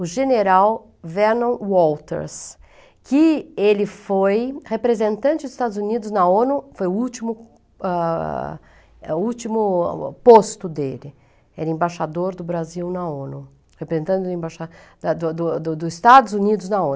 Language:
Portuguese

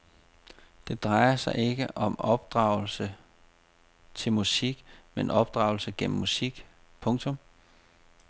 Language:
Danish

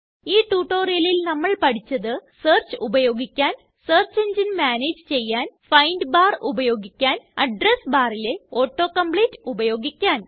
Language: Malayalam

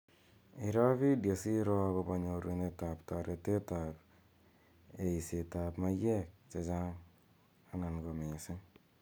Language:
Kalenjin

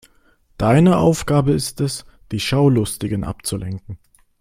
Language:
German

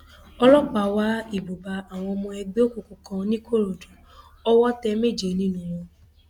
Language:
Yoruba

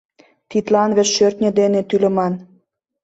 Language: Mari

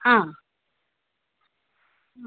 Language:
Malayalam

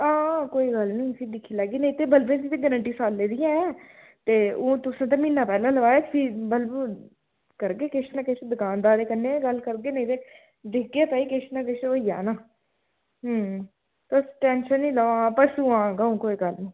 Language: Dogri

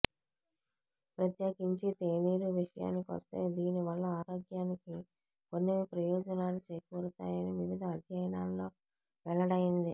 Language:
Telugu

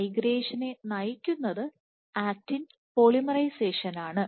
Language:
Malayalam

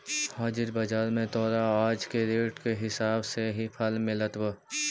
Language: Magahi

